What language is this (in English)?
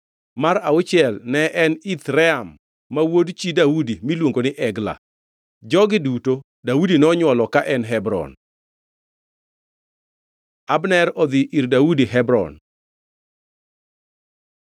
Luo (Kenya and Tanzania)